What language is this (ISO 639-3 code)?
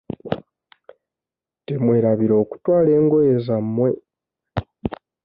lug